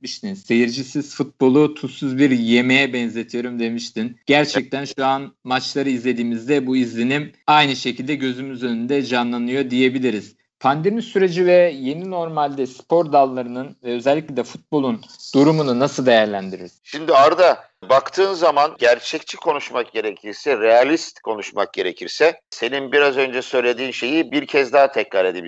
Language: Turkish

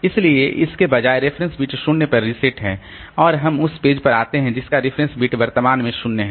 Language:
Hindi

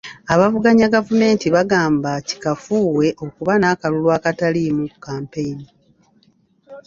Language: Ganda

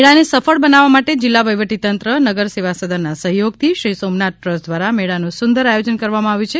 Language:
Gujarati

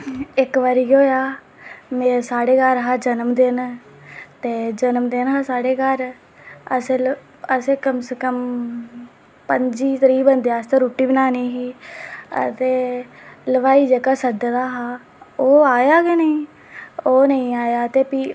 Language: Dogri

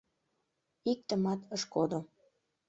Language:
Mari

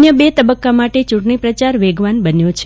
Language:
Gujarati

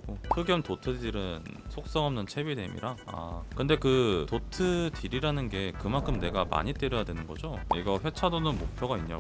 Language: Korean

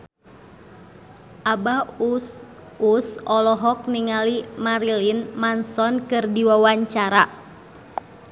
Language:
Sundanese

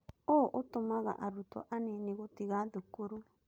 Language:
Kikuyu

